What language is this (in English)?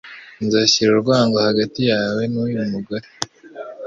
Kinyarwanda